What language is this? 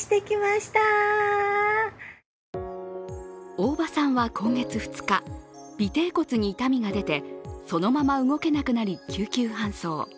Japanese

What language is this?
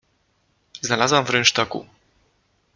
Polish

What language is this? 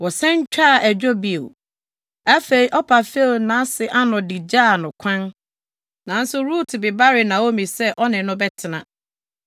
Akan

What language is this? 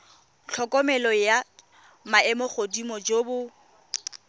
Tswana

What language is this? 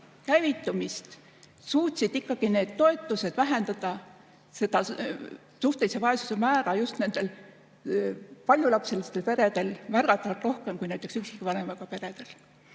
Estonian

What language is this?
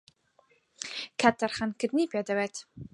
Central Kurdish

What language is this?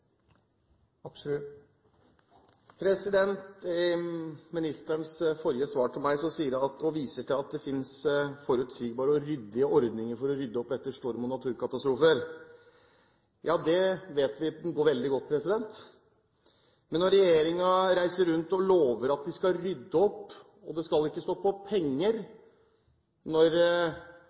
Norwegian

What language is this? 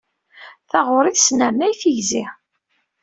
Kabyle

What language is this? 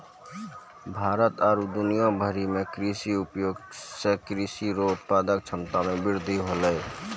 Maithili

